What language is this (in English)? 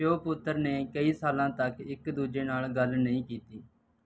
Punjabi